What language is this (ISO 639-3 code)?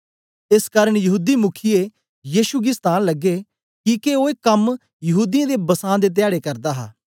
doi